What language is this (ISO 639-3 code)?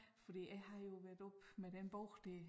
dan